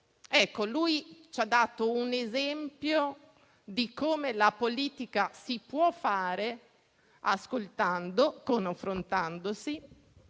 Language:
Italian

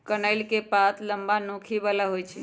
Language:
Magahi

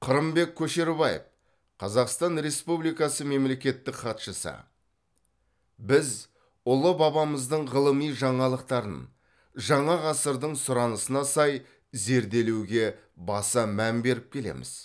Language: Kazakh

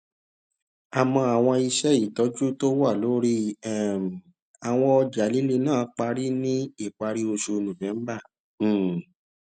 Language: Yoruba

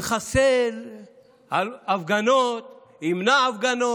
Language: Hebrew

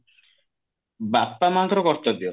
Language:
Odia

